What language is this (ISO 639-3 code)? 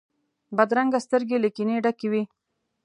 pus